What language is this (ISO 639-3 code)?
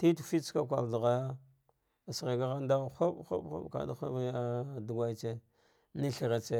dgh